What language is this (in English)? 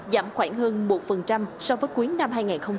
Vietnamese